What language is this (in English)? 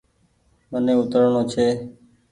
Goaria